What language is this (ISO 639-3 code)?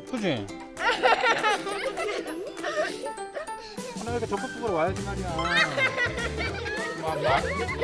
kor